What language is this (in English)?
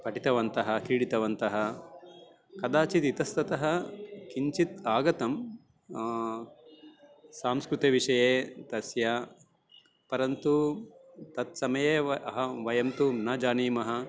Sanskrit